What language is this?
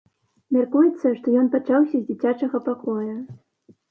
Belarusian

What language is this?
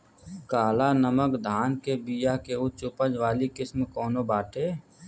Bhojpuri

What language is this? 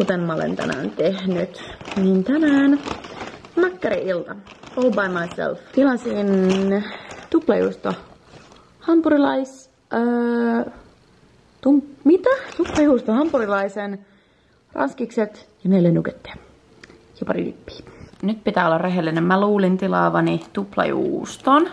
Finnish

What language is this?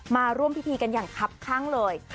Thai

